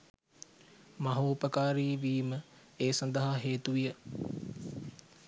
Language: Sinhala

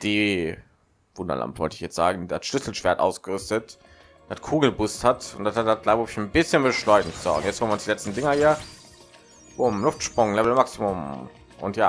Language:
German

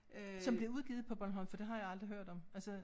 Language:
Danish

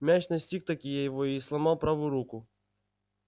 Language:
Russian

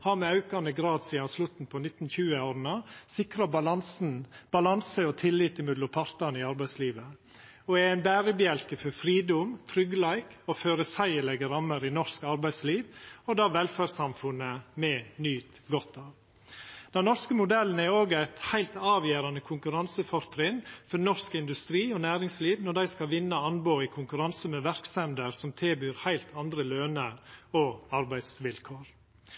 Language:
Norwegian Nynorsk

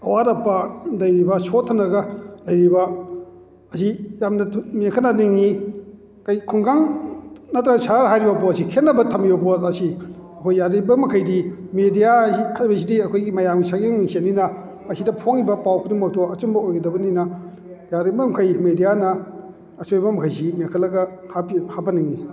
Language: Manipuri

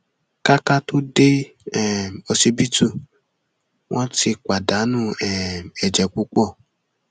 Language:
Yoruba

